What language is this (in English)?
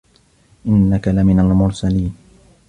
Arabic